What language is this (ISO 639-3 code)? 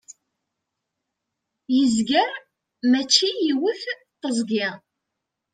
kab